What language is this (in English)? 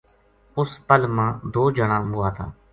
Gujari